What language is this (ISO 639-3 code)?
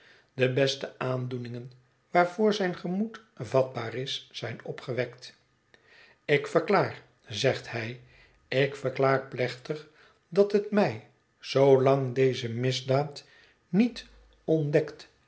nld